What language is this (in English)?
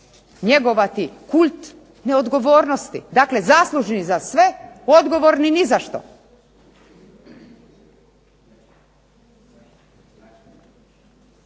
Croatian